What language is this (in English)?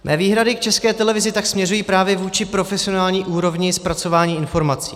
Czech